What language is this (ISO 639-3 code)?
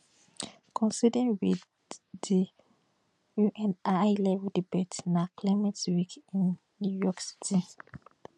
pcm